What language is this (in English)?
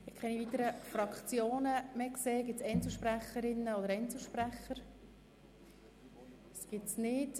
Swiss German